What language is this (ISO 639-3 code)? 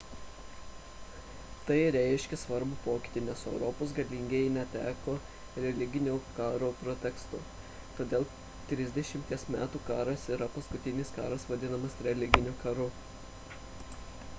lit